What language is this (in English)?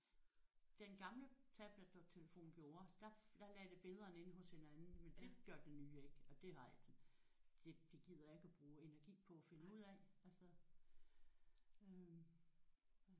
Danish